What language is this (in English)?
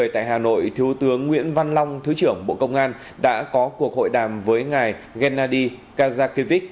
Vietnamese